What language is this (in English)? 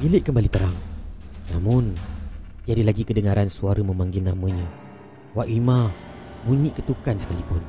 Malay